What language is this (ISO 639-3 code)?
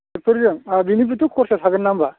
brx